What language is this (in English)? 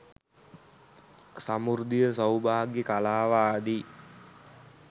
Sinhala